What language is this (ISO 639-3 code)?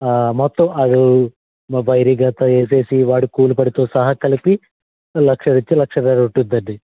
tel